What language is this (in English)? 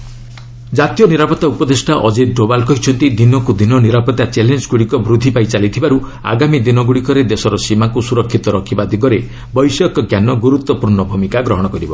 Odia